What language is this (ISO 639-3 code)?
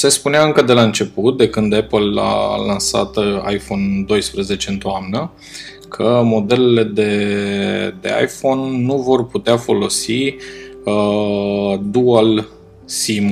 ron